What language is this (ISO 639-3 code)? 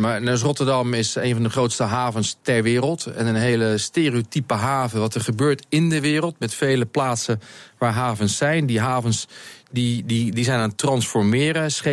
nld